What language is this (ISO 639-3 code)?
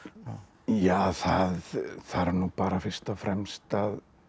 isl